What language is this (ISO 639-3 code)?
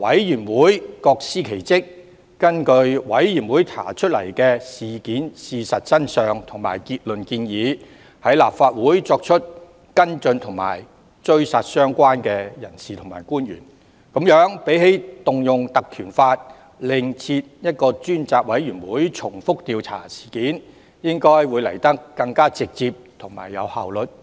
yue